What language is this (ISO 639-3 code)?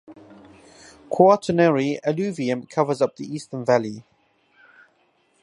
eng